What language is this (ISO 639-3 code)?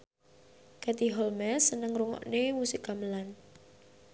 jav